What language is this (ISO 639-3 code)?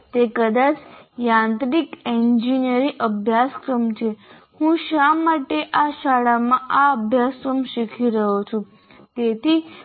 guj